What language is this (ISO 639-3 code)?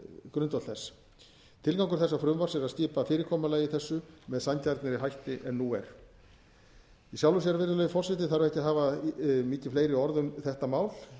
isl